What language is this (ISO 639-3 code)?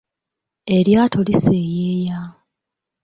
lug